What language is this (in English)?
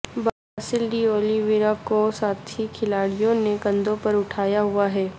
Urdu